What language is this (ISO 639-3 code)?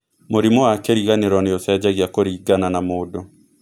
kik